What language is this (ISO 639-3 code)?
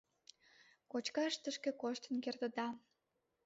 chm